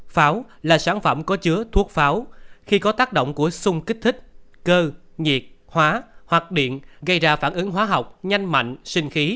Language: Vietnamese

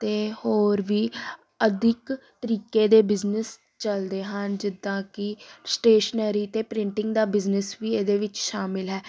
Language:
Punjabi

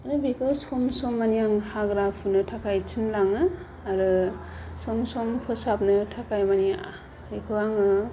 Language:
Bodo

